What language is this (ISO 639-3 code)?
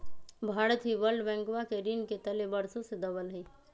mag